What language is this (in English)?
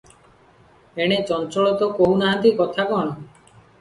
Odia